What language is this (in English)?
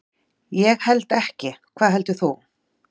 Icelandic